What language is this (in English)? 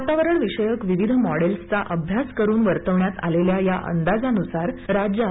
Marathi